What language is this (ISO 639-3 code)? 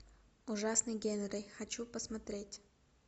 rus